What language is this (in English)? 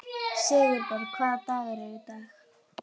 Icelandic